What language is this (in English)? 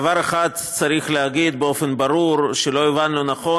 Hebrew